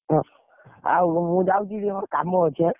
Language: Odia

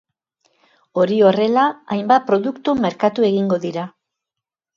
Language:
Basque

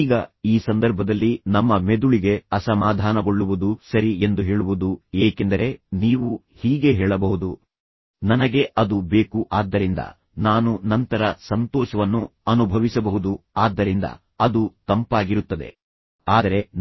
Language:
Kannada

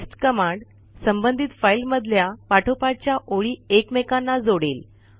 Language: Marathi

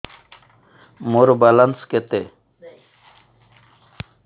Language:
Odia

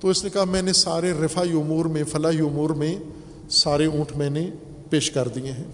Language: Urdu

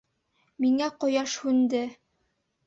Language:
Bashkir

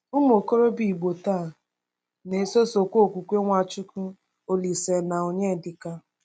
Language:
Igbo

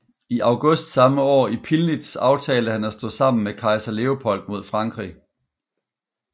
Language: Danish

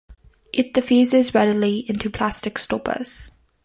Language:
English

